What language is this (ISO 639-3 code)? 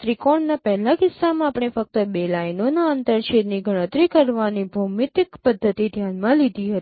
guj